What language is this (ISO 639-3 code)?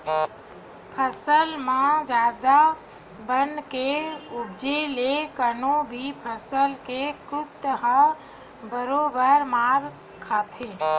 hne